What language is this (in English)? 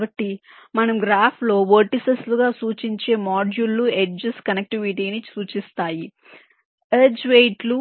Telugu